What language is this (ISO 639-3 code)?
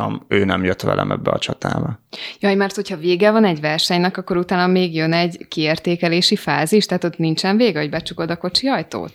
hun